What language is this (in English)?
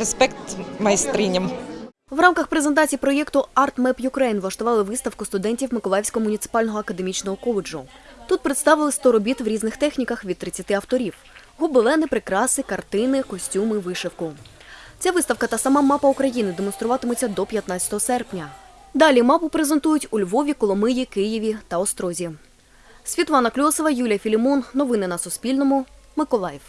Ukrainian